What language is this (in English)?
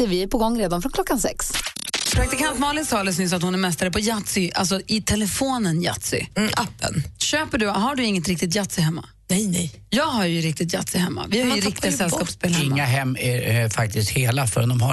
Swedish